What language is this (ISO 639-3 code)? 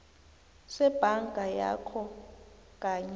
nbl